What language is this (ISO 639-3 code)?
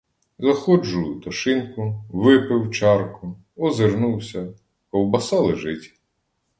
ukr